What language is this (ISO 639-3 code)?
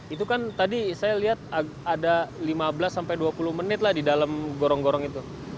ind